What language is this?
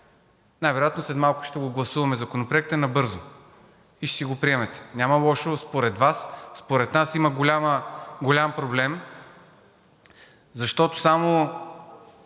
Bulgarian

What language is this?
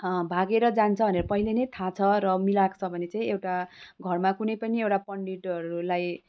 Nepali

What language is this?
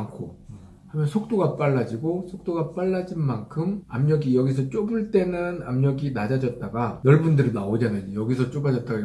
Korean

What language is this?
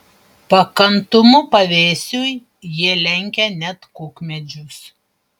Lithuanian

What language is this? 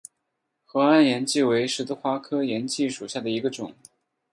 Chinese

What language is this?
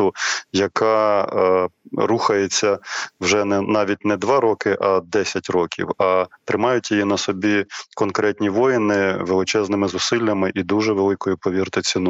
Ukrainian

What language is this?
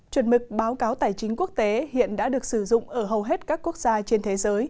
Vietnamese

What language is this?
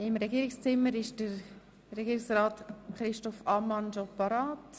Swiss German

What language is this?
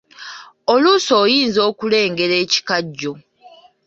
Ganda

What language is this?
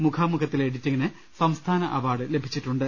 Malayalam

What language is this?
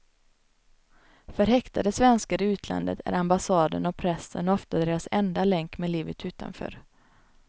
Swedish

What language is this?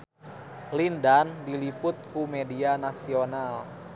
Sundanese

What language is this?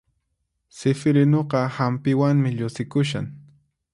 Puno Quechua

